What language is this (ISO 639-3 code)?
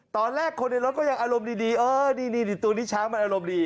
tha